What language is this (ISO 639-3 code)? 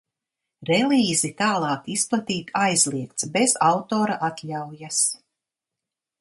lav